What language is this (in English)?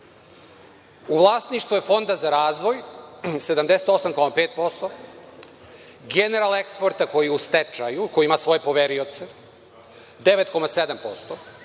Serbian